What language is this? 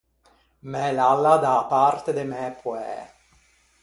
Ligurian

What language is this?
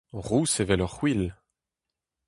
Breton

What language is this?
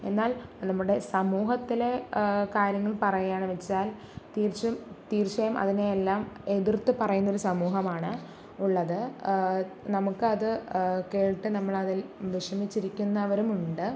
Malayalam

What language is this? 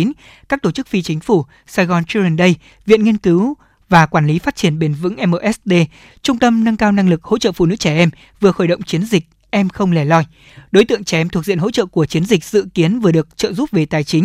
Vietnamese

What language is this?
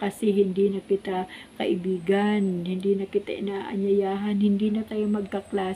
Filipino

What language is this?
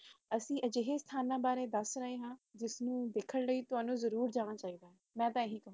Punjabi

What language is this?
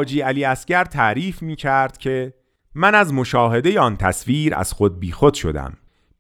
Persian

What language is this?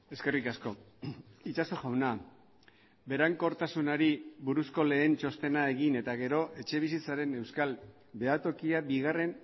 Basque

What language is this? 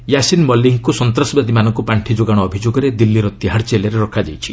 Odia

